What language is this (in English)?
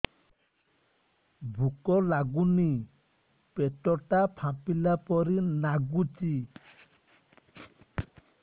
Odia